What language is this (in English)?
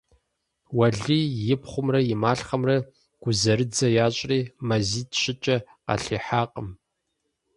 Kabardian